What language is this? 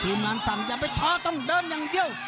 Thai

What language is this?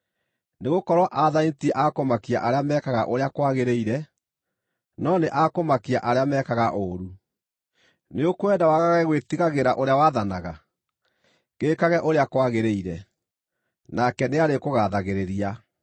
Kikuyu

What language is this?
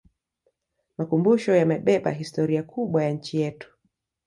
Swahili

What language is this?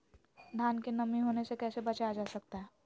Magahi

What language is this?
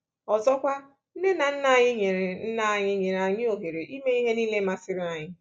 Igbo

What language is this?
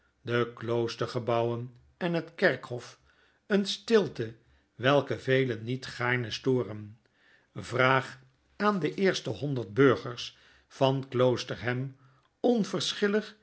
Dutch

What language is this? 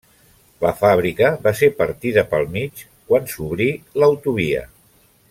Catalan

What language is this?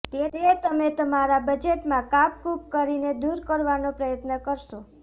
Gujarati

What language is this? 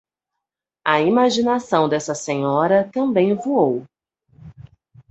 Portuguese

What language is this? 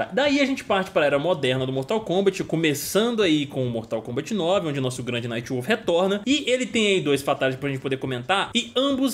Portuguese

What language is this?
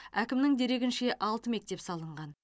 Kazakh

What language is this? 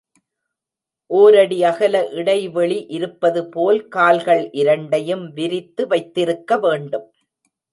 Tamil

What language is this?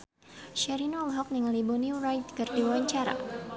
Sundanese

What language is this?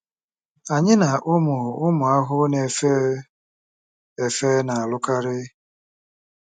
Igbo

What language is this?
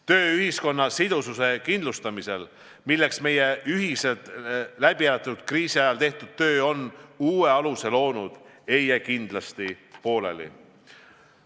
Estonian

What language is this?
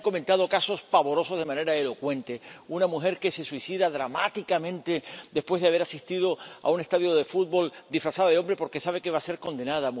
Spanish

